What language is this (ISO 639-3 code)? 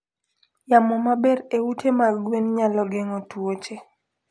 luo